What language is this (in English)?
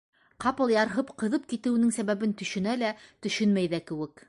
Bashkir